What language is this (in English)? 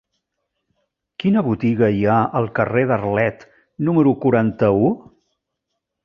Catalan